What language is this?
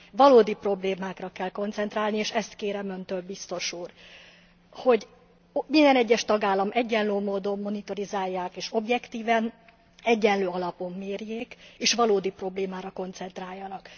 Hungarian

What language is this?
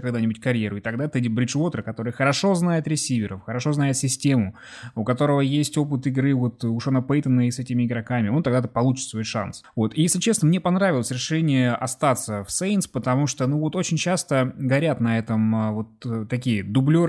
Russian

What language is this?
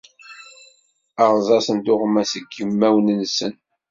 Kabyle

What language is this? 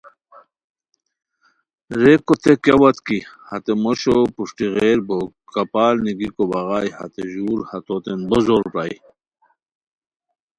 Khowar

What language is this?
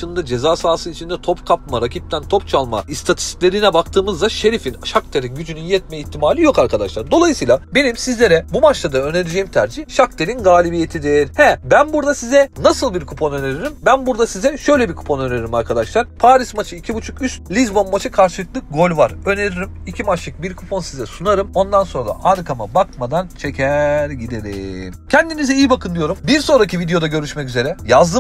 Turkish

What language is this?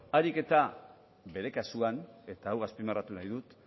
Basque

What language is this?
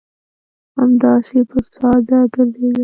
Pashto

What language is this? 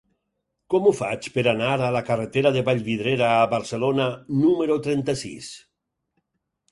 Catalan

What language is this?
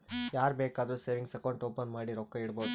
Kannada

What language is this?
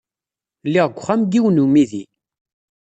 Kabyle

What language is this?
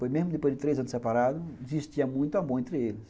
Portuguese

